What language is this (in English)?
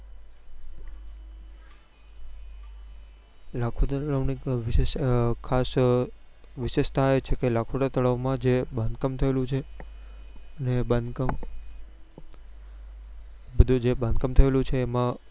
Gujarati